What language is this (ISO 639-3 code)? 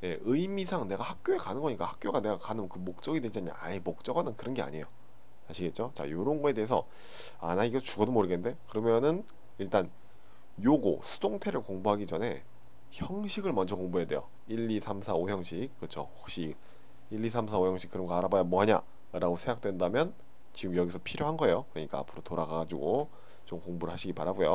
kor